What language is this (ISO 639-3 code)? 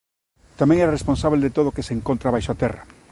glg